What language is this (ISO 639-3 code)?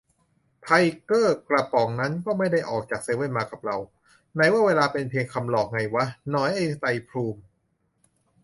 tha